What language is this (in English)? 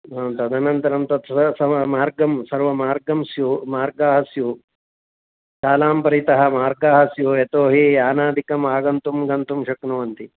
Sanskrit